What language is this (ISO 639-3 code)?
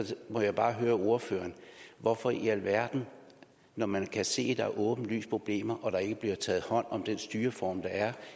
dan